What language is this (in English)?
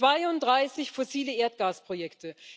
German